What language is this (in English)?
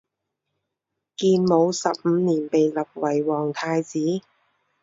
Chinese